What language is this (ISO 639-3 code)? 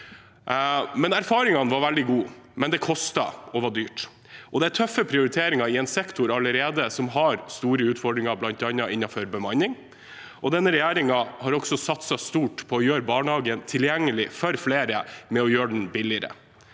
nor